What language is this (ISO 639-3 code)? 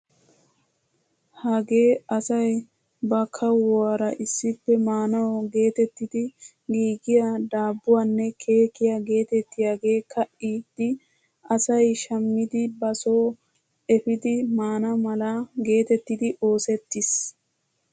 wal